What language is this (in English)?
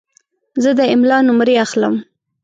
Pashto